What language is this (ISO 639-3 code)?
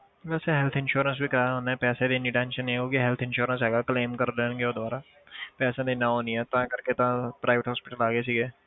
pan